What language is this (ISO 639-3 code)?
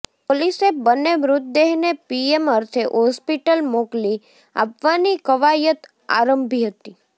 guj